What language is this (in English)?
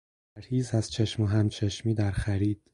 Persian